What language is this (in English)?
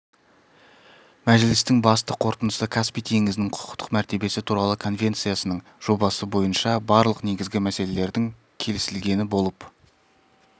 Kazakh